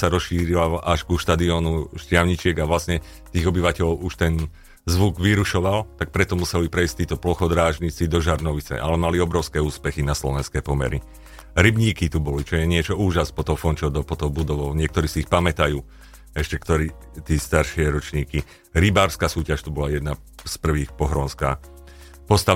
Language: Slovak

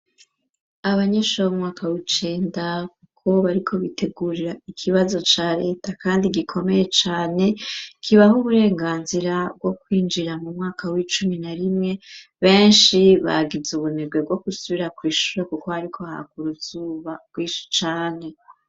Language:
Rundi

